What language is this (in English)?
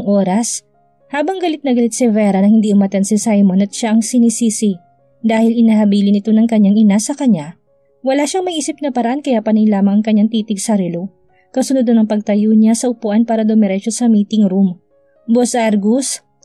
Filipino